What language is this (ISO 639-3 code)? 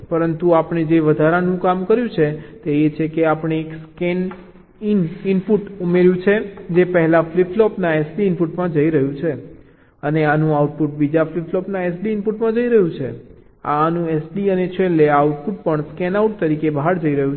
guj